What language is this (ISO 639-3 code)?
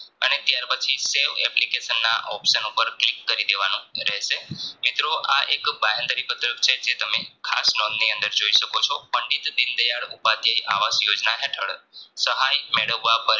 guj